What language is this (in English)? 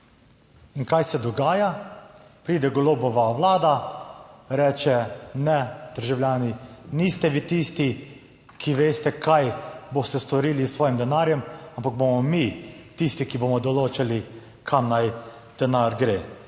Slovenian